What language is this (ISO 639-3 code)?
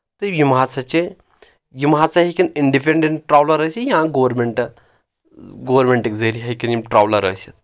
kas